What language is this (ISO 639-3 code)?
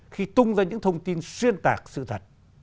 vie